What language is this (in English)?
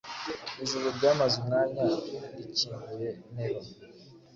Kinyarwanda